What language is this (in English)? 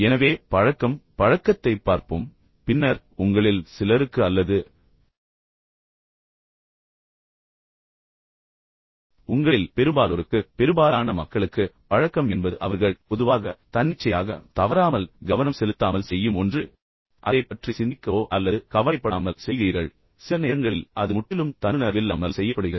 Tamil